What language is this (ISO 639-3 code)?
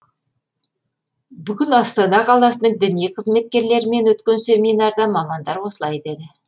kaz